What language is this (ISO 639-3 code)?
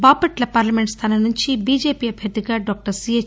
tel